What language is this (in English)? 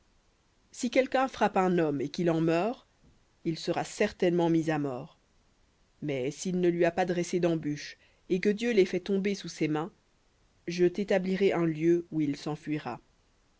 French